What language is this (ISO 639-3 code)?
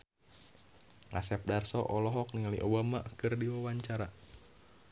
sun